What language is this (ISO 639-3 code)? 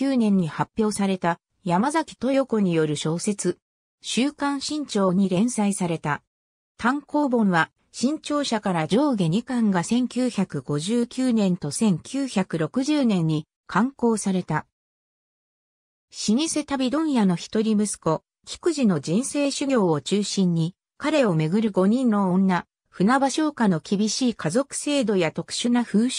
jpn